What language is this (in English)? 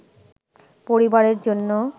Bangla